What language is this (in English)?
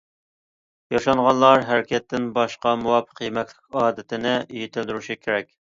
Uyghur